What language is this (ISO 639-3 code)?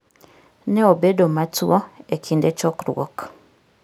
luo